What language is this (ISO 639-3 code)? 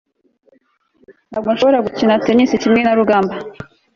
kin